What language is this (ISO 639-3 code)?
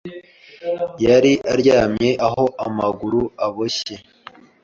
kin